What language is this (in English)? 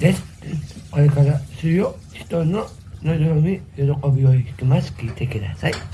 Japanese